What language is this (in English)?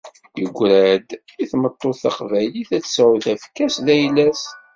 Kabyle